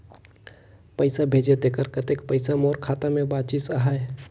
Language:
Chhattisgarhi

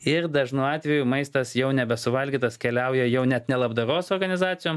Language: Lithuanian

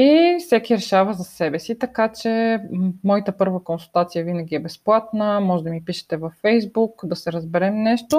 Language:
Bulgarian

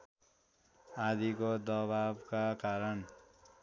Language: Nepali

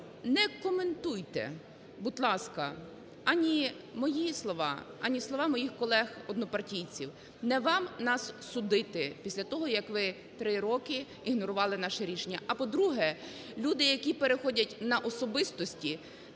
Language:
Ukrainian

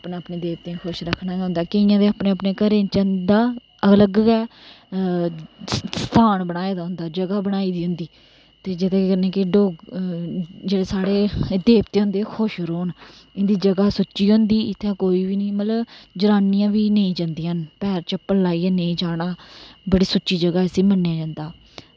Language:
Dogri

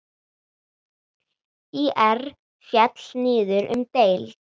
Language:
Icelandic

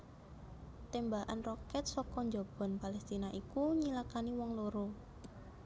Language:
Javanese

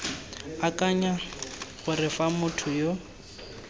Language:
Tswana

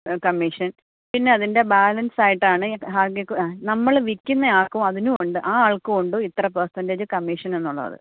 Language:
Malayalam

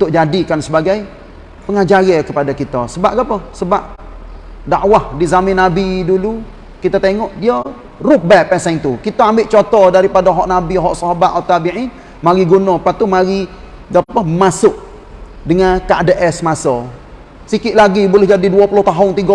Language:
Malay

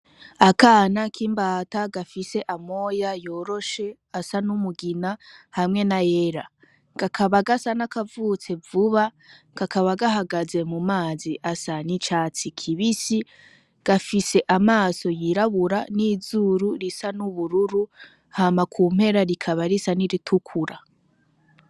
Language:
Rundi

